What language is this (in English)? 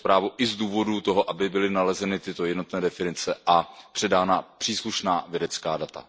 Czech